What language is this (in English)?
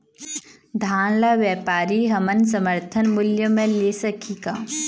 Chhattisgarhi